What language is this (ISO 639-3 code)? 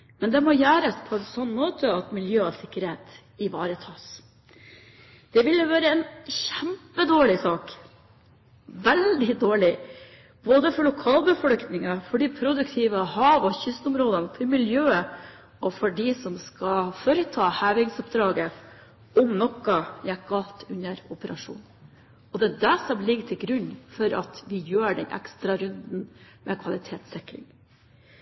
nob